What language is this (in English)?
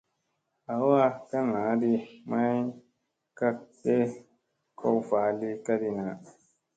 Musey